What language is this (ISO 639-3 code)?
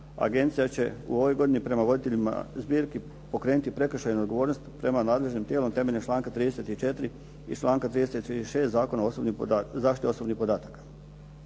hrv